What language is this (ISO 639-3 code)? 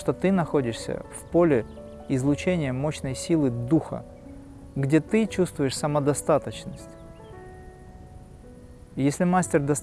rus